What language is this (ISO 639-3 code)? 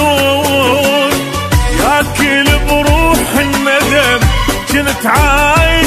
ara